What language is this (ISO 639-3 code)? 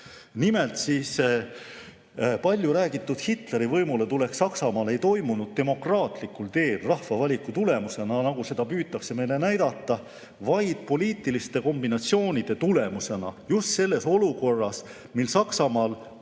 est